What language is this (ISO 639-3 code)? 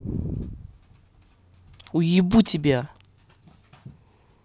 rus